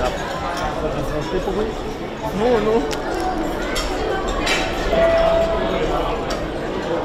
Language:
Romanian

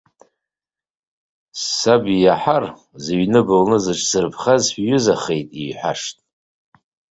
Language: Abkhazian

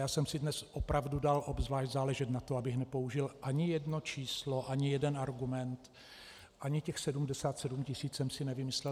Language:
Czech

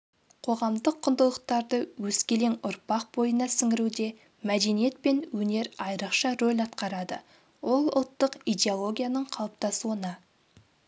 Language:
Kazakh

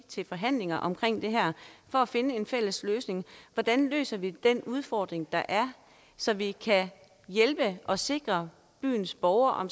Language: Danish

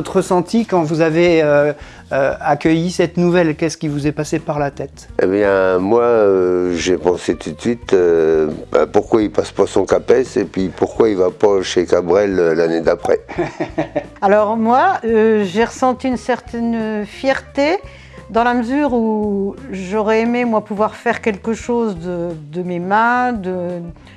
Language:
French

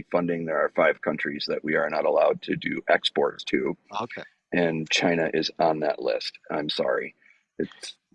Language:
English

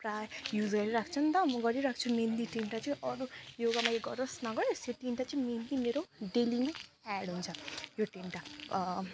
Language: Nepali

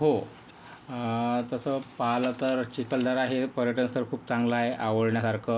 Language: Marathi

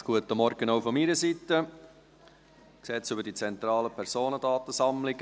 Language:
Swiss German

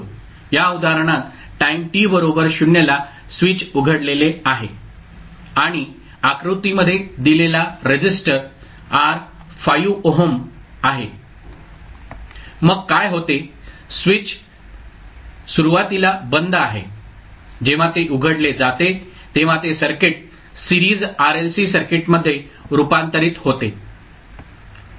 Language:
Marathi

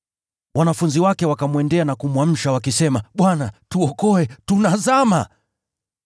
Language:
Swahili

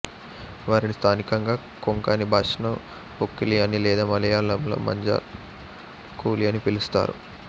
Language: Telugu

